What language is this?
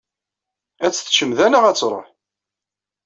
Kabyle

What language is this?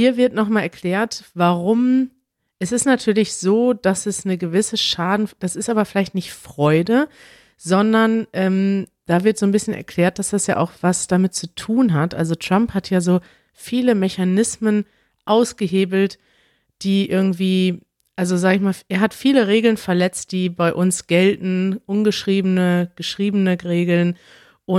German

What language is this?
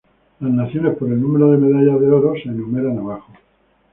Spanish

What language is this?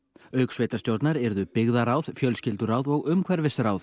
Icelandic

